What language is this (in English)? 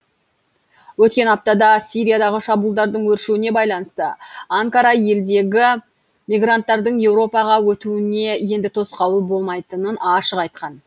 Kazakh